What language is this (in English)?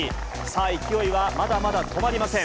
Japanese